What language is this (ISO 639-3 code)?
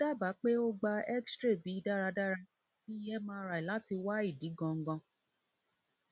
yor